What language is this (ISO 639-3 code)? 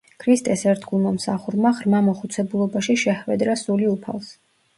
kat